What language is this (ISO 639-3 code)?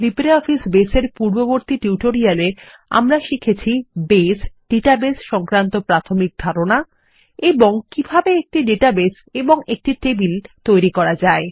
ben